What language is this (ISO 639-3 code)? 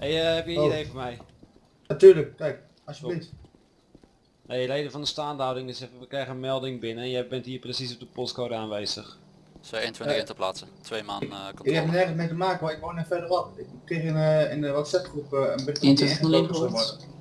nld